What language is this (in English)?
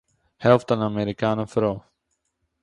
Yiddish